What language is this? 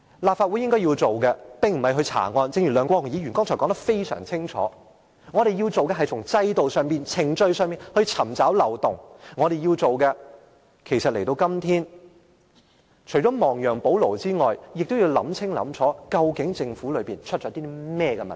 Cantonese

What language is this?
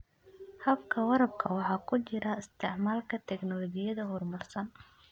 Somali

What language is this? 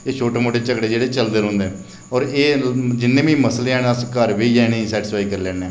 Dogri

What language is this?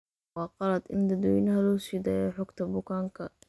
Somali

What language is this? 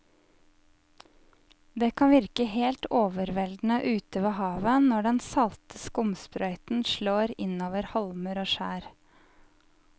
Norwegian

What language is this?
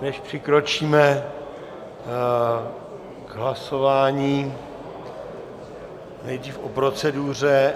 Czech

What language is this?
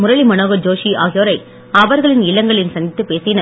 Tamil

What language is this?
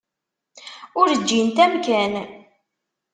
Kabyle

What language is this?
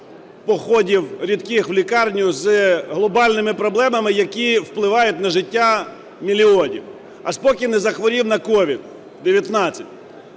Ukrainian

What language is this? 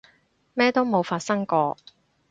Cantonese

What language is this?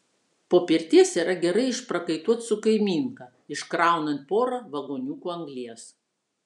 Lithuanian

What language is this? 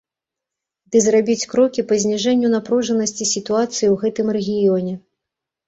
Belarusian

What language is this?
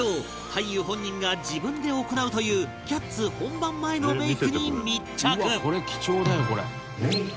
Japanese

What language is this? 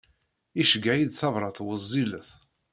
Kabyle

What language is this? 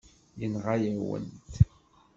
Kabyle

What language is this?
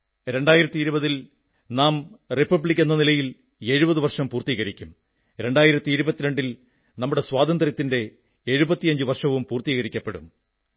Malayalam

